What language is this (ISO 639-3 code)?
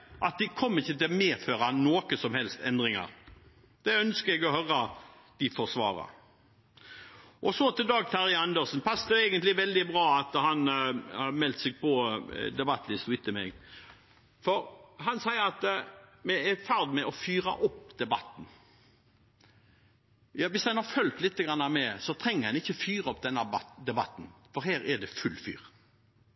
nob